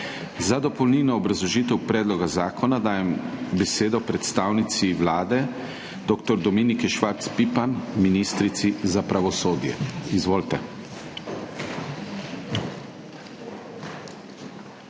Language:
Slovenian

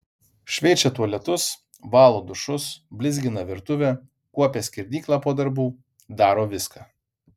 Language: Lithuanian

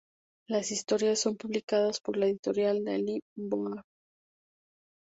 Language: Spanish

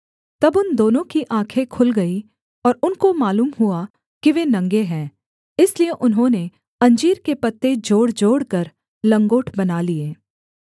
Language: Hindi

